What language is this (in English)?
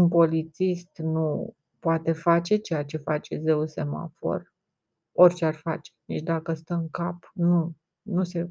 Romanian